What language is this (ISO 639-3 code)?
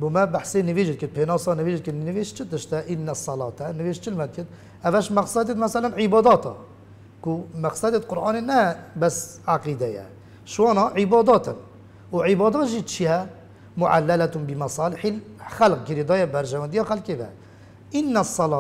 ara